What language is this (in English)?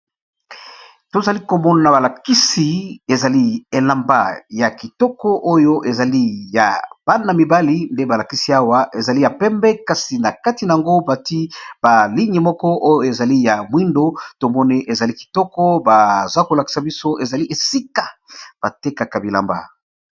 Lingala